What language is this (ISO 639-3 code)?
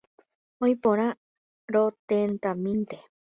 grn